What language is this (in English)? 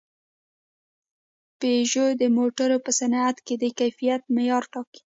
Pashto